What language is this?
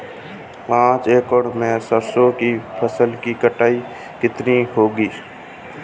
Hindi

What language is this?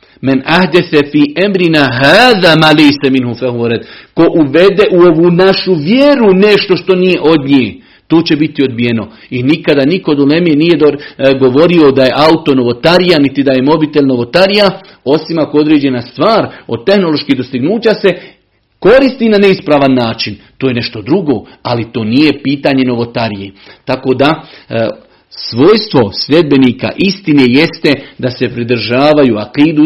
Croatian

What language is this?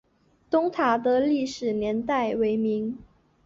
Chinese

